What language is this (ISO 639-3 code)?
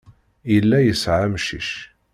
kab